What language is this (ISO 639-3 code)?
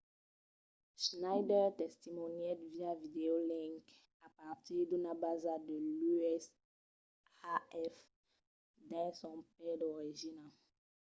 oci